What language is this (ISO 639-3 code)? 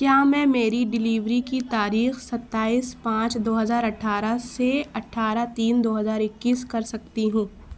urd